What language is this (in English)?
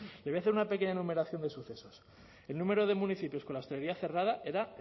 Spanish